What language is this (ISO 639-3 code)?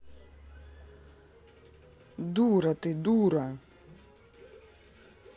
rus